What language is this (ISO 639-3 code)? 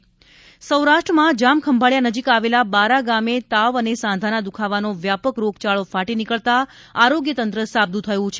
guj